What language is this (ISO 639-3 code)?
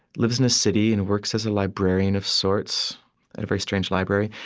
eng